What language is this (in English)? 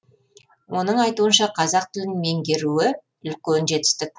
Kazakh